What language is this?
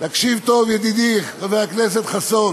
Hebrew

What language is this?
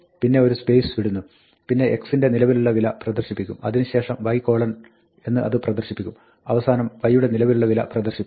Malayalam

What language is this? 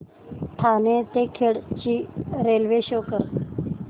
Marathi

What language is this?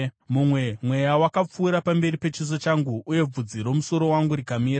Shona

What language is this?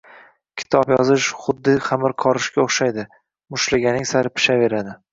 Uzbek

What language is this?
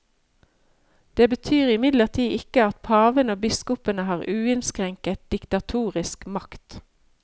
Norwegian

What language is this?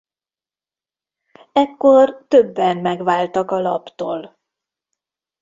Hungarian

